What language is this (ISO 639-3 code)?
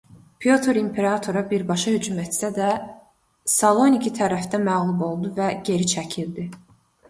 aze